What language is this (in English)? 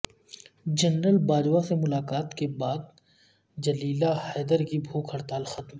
Urdu